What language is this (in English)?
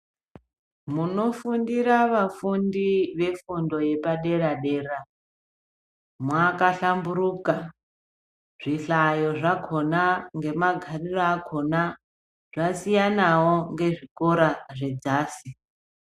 Ndau